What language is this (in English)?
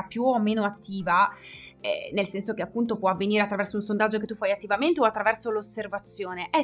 Italian